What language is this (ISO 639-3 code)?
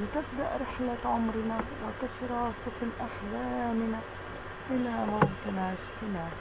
ara